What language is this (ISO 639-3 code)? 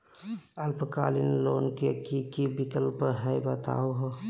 mag